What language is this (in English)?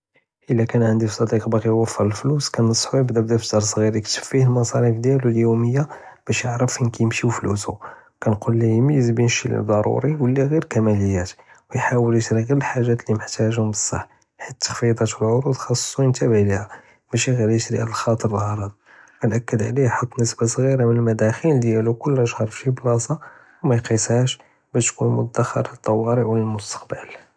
Judeo-Arabic